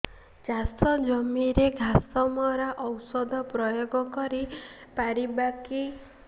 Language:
Odia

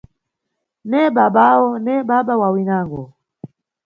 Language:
Nyungwe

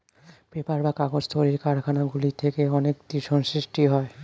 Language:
Bangla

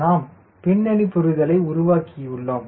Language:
Tamil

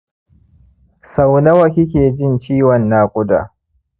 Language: Hausa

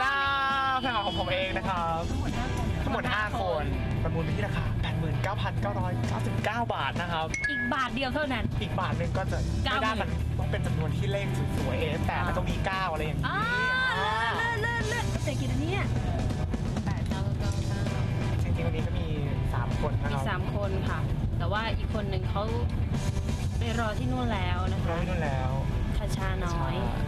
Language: Thai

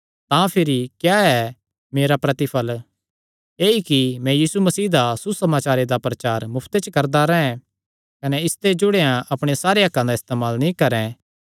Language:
Kangri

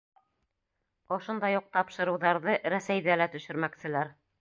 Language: Bashkir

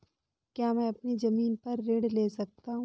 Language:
Hindi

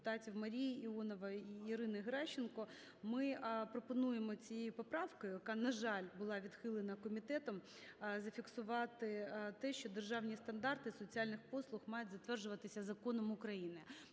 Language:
Ukrainian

